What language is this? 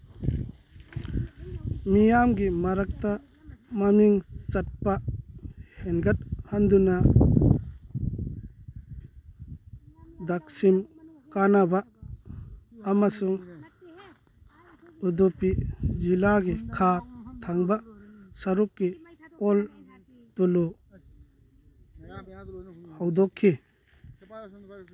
Manipuri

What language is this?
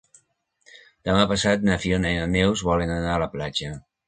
Catalan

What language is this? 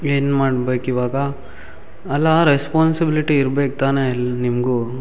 Kannada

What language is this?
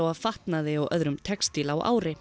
Icelandic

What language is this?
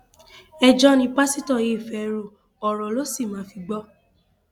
Yoruba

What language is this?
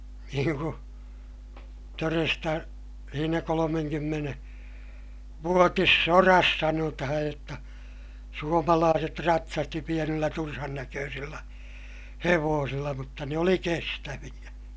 Finnish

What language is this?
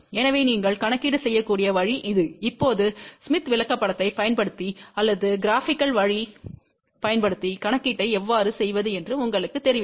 Tamil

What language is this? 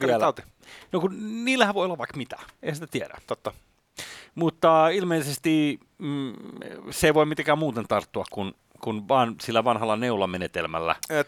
Finnish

